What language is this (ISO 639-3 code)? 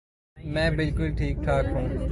urd